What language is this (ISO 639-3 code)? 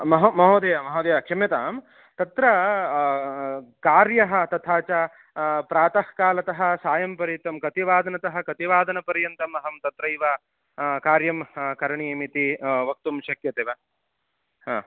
san